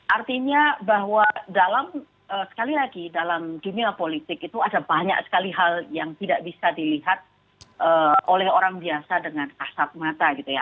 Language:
Indonesian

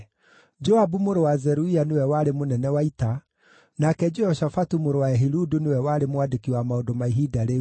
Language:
Kikuyu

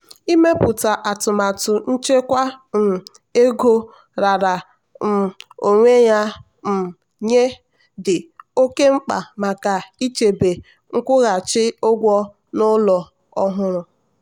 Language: Igbo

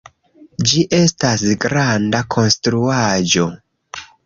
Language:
Esperanto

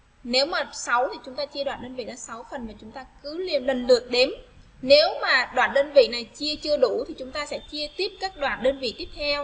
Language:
Vietnamese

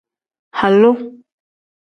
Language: Tem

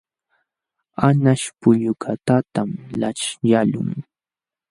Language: Jauja Wanca Quechua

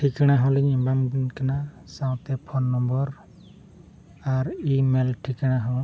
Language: Santali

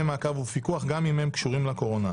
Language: Hebrew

